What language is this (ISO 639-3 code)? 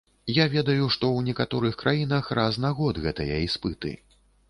bel